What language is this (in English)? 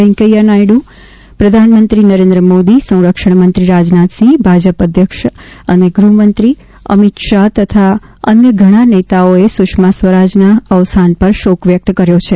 Gujarati